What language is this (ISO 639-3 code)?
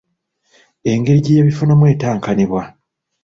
lug